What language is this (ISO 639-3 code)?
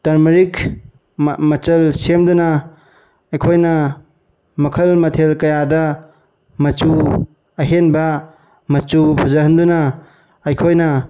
mni